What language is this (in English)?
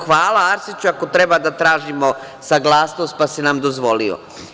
Serbian